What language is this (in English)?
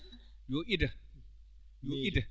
Fula